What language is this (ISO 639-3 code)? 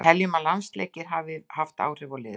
isl